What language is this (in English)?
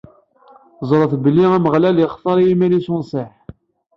Kabyle